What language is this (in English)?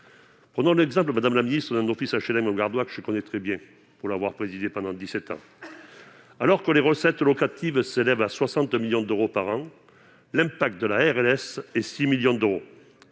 French